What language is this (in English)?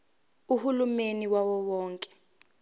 Zulu